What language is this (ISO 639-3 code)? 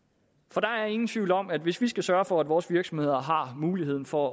dan